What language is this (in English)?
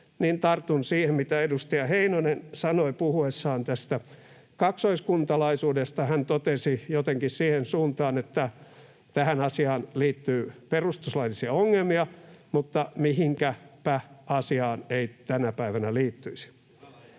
Finnish